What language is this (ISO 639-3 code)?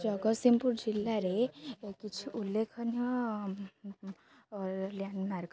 ori